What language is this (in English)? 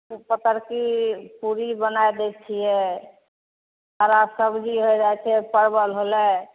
Maithili